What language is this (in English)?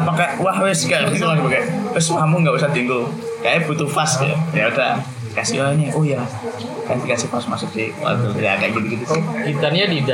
Indonesian